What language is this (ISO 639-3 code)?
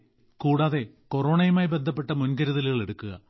mal